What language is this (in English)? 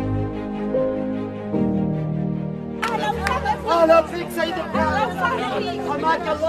Arabic